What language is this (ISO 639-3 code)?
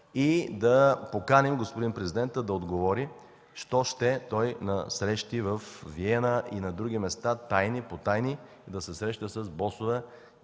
bul